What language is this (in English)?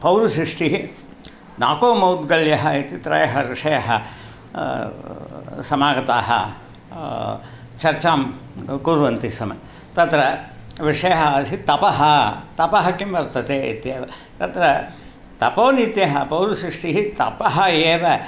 Sanskrit